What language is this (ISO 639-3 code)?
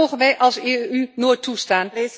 nld